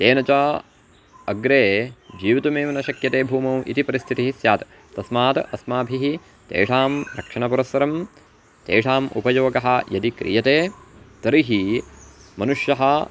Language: Sanskrit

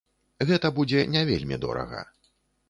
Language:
Belarusian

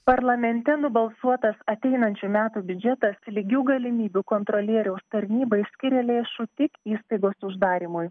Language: Lithuanian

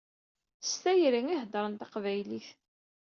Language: Kabyle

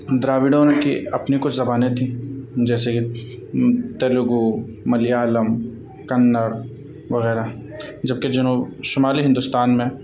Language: Urdu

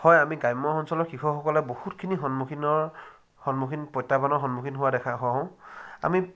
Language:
Assamese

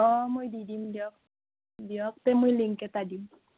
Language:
Assamese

